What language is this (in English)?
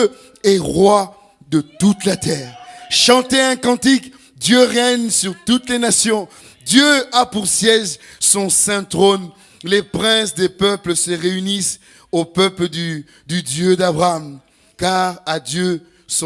French